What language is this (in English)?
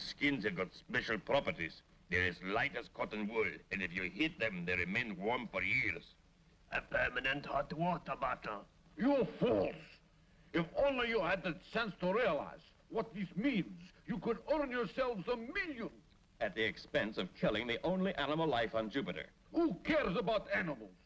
English